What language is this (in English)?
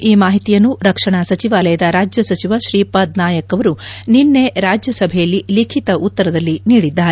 Kannada